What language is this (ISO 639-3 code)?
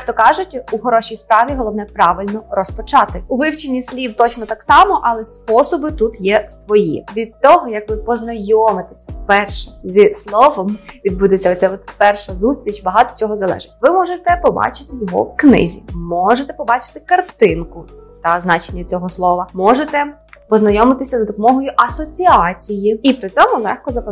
ukr